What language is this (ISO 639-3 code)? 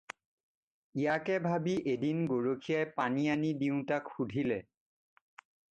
asm